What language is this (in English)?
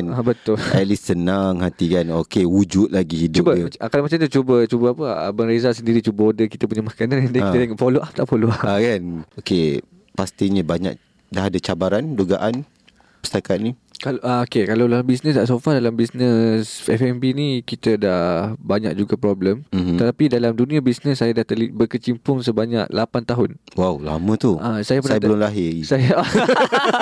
Malay